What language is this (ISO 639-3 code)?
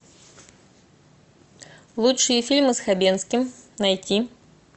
rus